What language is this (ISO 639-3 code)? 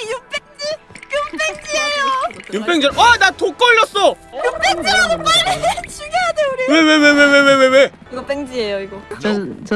kor